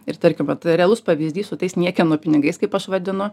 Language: Lithuanian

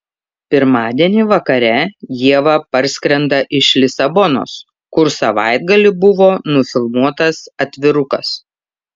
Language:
Lithuanian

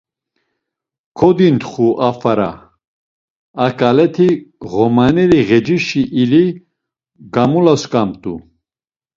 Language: Laz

